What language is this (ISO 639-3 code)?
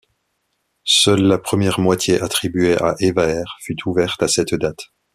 fra